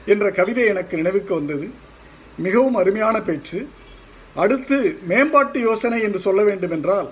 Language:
Tamil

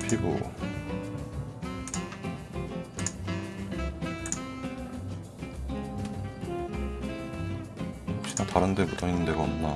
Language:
Korean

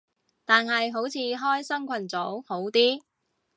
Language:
Cantonese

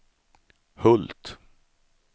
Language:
Swedish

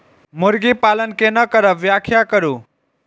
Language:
Maithili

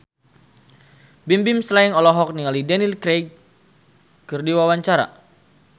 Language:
Sundanese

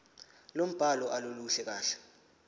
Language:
Zulu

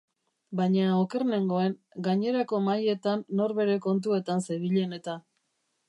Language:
Basque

